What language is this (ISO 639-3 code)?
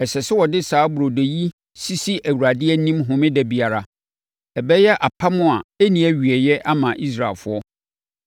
aka